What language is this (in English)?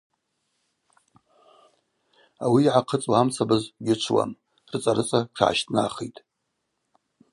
Abaza